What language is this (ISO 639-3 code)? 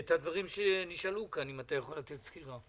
heb